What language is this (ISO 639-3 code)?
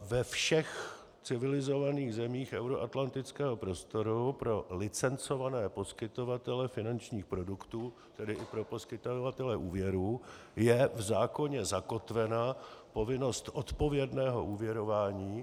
ces